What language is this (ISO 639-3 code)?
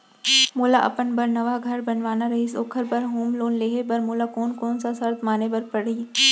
hne